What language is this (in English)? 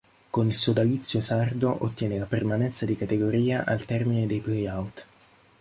Italian